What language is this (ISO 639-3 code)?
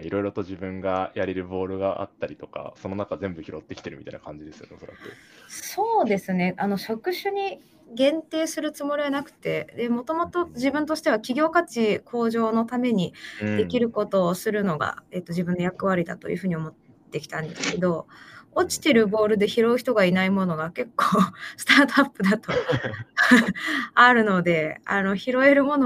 jpn